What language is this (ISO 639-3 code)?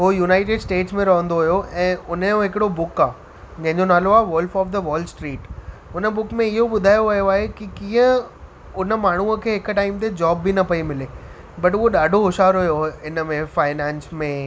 snd